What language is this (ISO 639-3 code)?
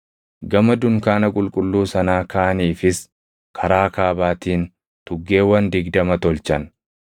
orm